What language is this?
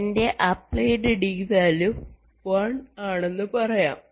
Malayalam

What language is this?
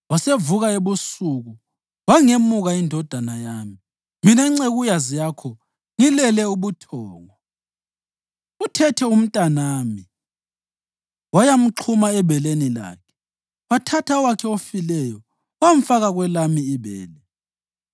North Ndebele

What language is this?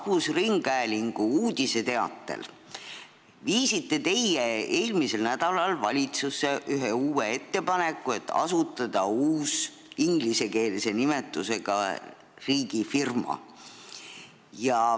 Estonian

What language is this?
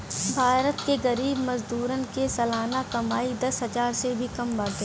Bhojpuri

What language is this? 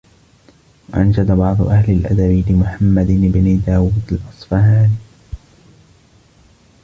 Arabic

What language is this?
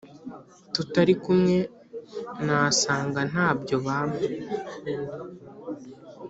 Kinyarwanda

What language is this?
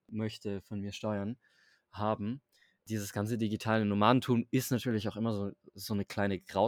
German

